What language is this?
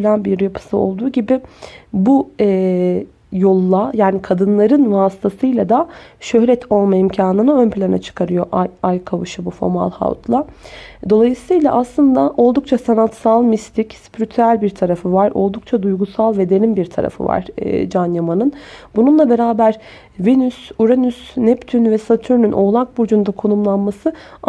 Turkish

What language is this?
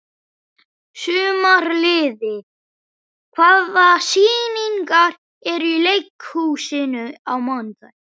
Icelandic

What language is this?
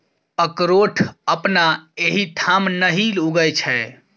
Maithili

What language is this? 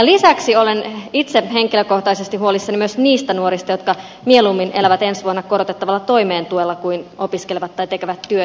Finnish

